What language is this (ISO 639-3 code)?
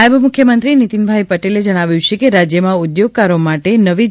guj